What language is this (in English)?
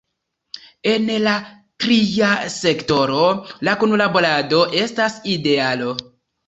Esperanto